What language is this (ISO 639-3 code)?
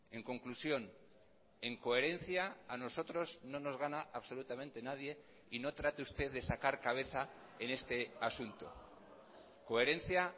spa